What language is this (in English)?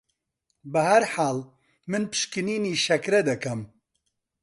Central Kurdish